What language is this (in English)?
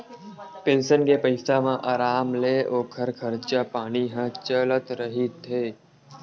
Chhattisgarhi